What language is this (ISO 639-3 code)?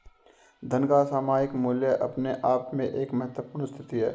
hin